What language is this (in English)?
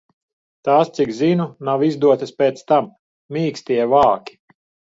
Latvian